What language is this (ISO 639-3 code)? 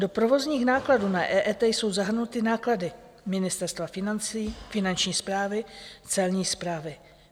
ces